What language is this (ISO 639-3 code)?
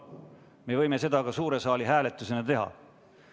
est